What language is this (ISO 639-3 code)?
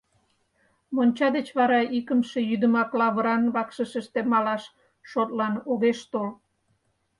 chm